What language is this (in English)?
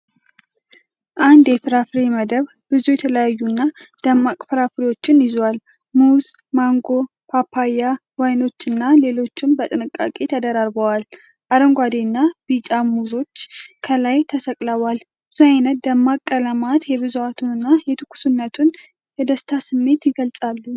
Amharic